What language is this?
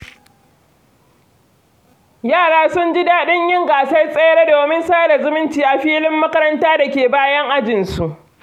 Hausa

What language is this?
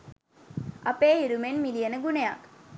Sinhala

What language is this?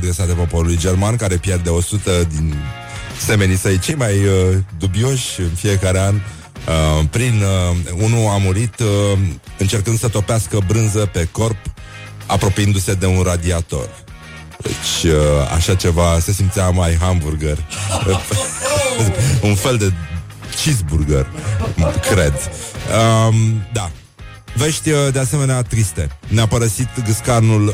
Romanian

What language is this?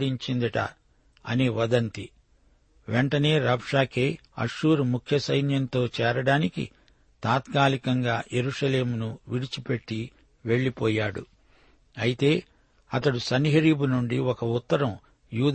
Telugu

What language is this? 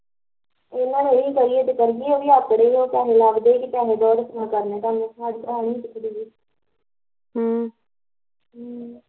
Punjabi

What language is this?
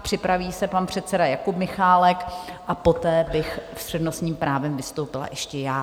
Czech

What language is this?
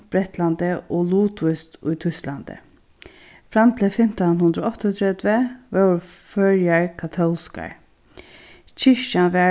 Faroese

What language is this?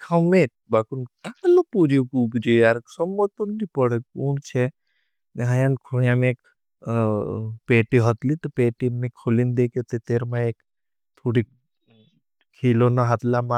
Bhili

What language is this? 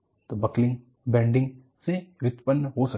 Hindi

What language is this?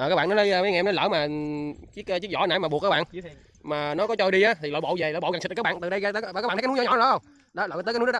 Vietnamese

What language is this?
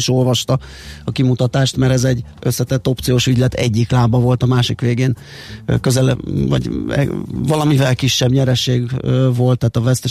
Hungarian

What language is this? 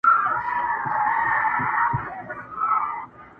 Pashto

